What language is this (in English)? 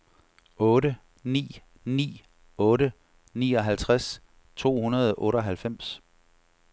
Danish